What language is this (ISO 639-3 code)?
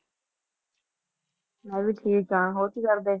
pan